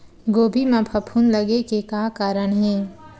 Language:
Chhattisgarhi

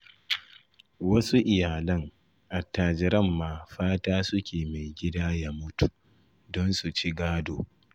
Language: Hausa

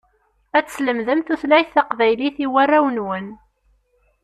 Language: Kabyle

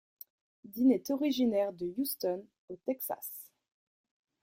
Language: French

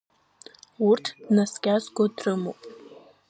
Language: Abkhazian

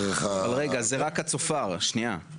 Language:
Hebrew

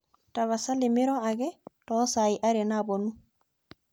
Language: Masai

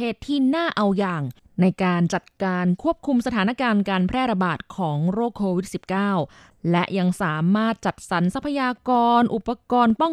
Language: Thai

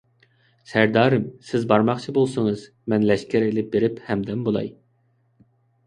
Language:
Uyghur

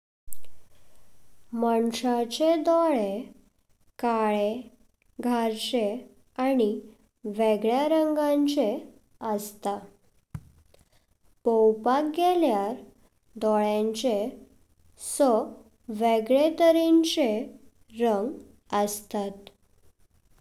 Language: Konkani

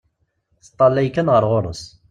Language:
Kabyle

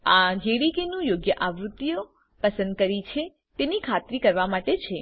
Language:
Gujarati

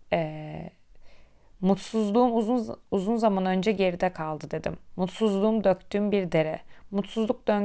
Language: Turkish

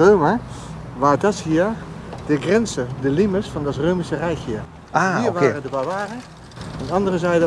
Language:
German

